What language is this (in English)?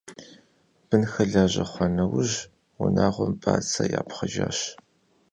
Kabardian